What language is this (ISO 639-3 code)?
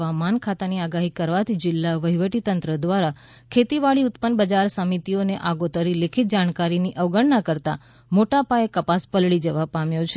guj